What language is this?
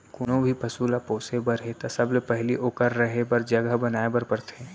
Chhattisgarhi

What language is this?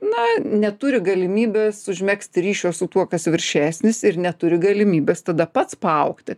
Lithuanian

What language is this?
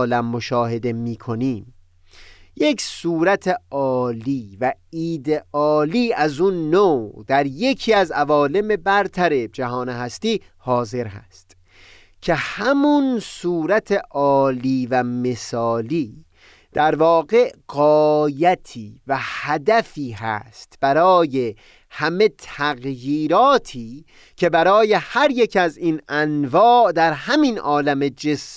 Persian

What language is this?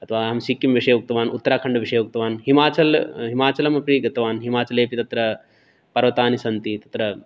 Sanskrit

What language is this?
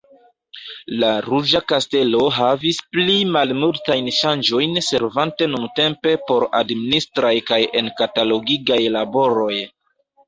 Esperanto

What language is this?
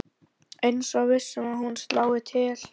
Icelandic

